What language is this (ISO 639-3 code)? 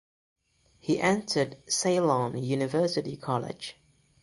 eng